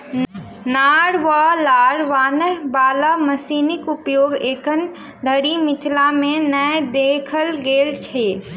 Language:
Maithili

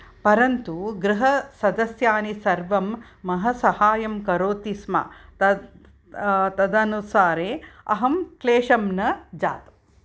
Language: Sanskrit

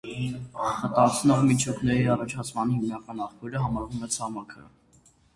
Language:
Armenian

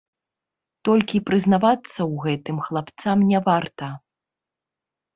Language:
Belarusian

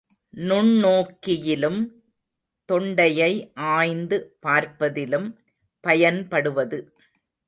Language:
Tamil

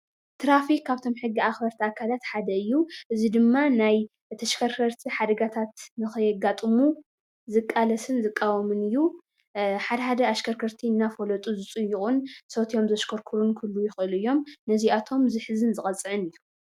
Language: Tigrinya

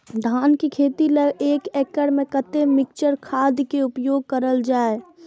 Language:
Maithili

